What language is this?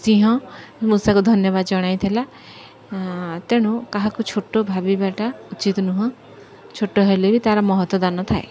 Odia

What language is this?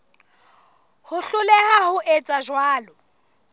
Southern Sotho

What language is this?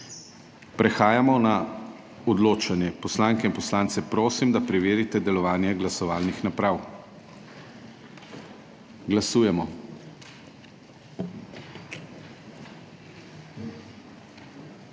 Slovenian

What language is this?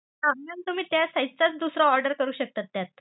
Marathi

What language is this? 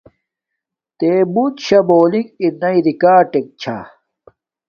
Domaaki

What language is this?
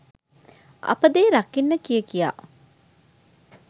Sinhala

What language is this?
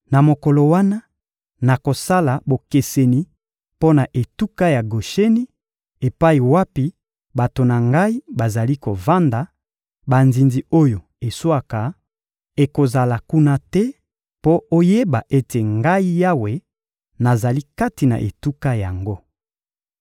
Lingala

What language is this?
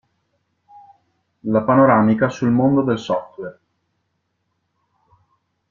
Italian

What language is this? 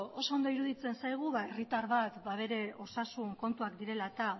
Basque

